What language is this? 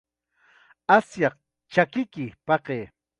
Chiquián Ancash Quechua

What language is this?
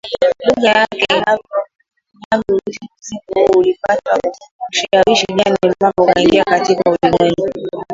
Swahili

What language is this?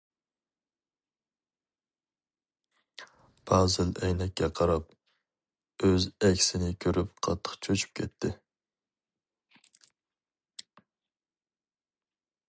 Uyghur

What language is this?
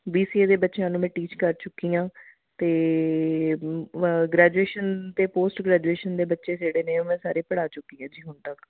Punjabi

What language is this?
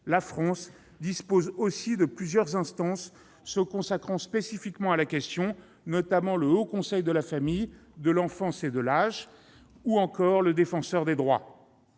French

